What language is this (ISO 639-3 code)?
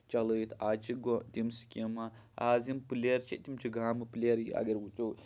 kas